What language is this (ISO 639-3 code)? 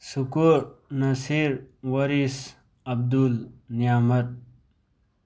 mni